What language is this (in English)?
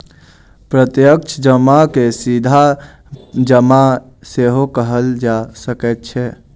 Maithili